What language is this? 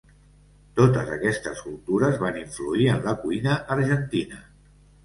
Catalan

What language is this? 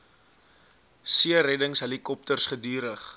Afrikaans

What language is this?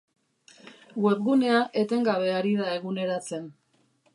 Basque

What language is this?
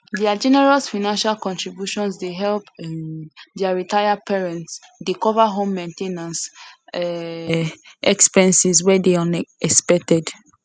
Nigerian Pidgin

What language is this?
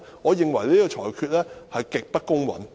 Cantonese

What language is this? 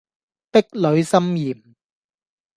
Cantonese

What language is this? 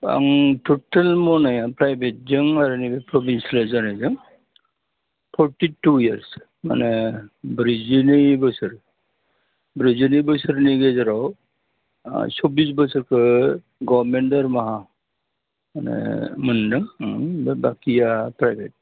Bodo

